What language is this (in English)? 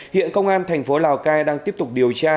Vietnamese